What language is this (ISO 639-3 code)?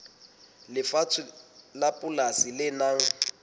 sot